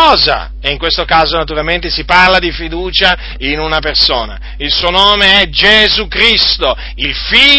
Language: Italian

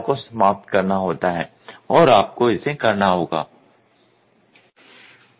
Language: Hindi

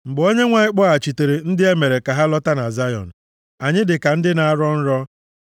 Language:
Igbo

